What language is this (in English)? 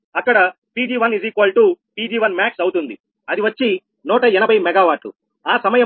Telugu